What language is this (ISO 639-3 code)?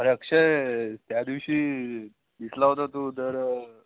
mar